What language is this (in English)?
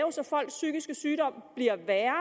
Danish